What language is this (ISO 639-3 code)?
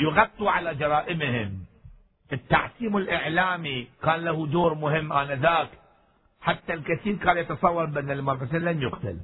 ara